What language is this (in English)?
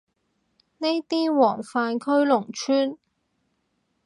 Cantonese